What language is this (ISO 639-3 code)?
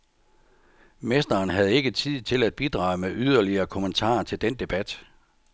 dan